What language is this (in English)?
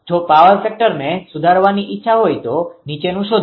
Gujarati